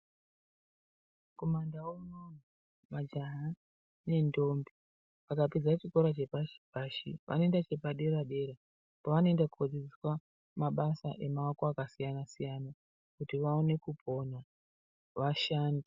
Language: Ndau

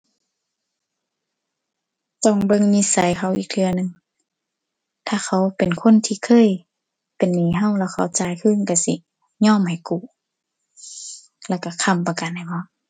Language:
Thai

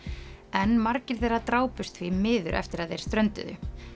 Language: Icelandic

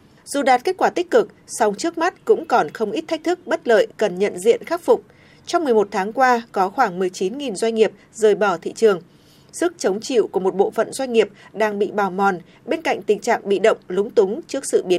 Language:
Vietnamese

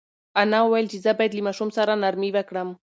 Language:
Pashto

